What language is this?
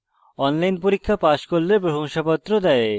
Bangla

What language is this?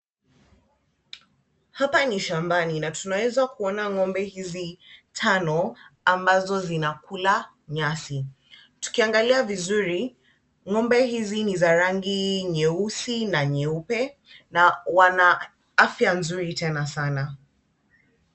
Swahili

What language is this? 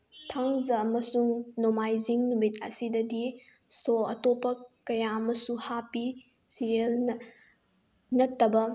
Manipuri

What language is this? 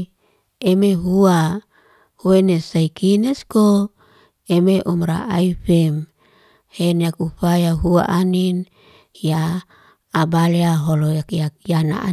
Liana-Seti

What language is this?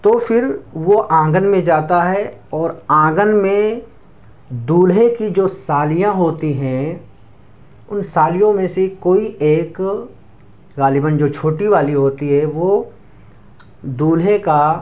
Urdu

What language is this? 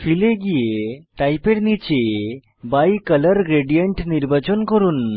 Bangla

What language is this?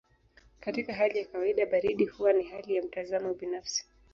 Swahili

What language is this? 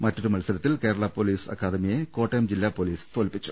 Malayalam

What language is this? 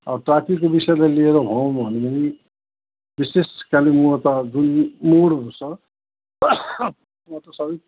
Nepali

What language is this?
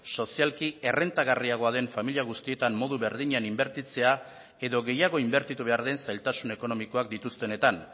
Basque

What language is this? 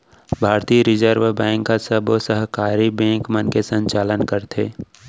Chhattisgarhi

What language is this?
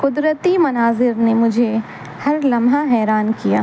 Urdu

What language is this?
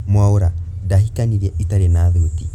Kikuyu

